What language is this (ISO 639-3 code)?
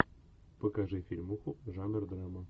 rus